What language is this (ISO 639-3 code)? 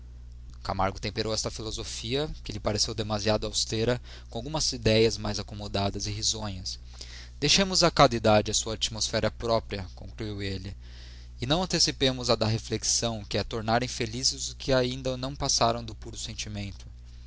por